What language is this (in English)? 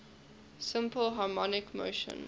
English